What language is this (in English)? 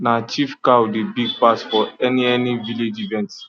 Nigerian Pidgin